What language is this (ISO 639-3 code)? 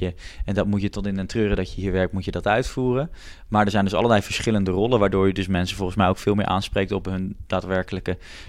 nld